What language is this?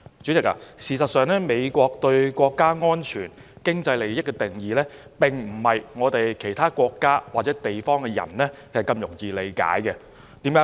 Cantonese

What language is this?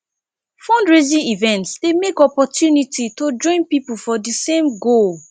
Nigerian Pidgin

